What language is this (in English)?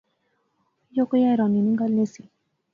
Pahari-Potwari